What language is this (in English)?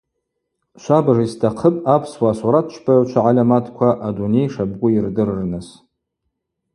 Abaza